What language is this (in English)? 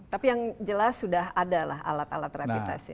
Indonesian